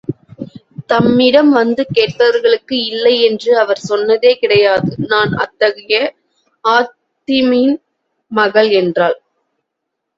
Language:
Tamil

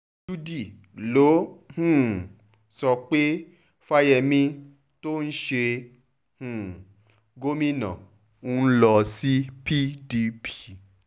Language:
Yoruba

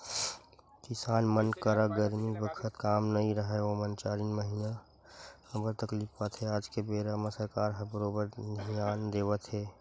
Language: Chhattisgarhi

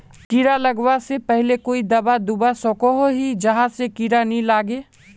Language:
Magahi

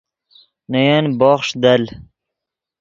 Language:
Yidgha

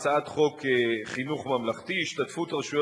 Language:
Hebrew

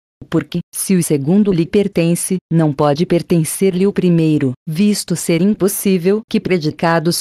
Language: Portuguese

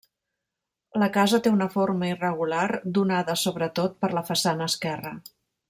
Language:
Catalan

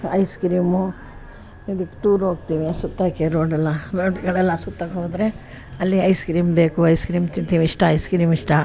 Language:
Kannada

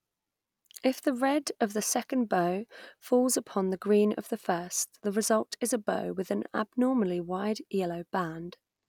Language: English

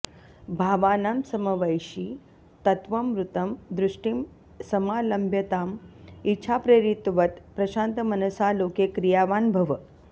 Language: Sanskrit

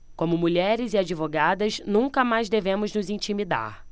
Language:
Portuguese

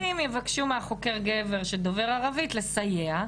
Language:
Hebrew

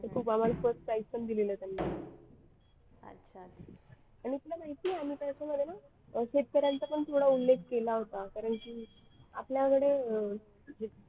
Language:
Marathi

